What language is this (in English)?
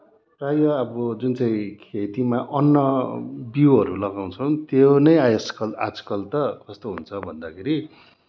Nepali